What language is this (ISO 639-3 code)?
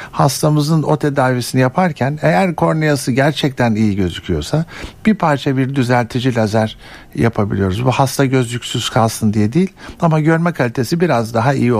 tur